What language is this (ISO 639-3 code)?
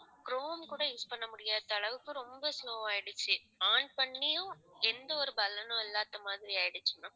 tam